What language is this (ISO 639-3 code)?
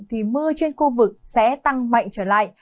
vie